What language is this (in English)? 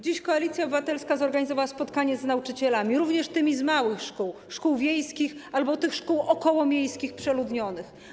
Polish